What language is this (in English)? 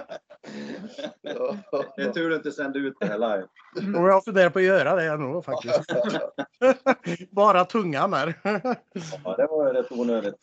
Swedish